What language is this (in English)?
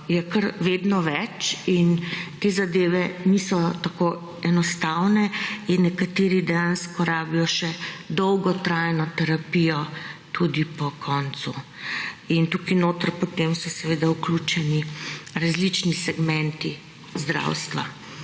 Slovenian